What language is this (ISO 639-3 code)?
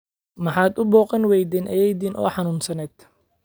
som